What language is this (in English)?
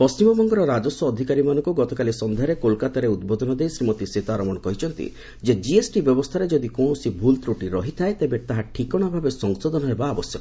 Odia